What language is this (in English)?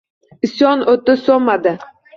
Uzbek